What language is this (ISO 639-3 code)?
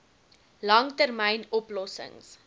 afr